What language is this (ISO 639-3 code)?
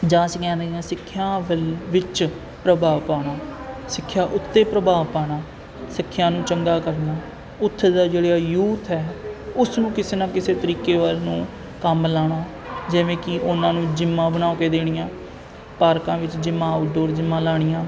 pan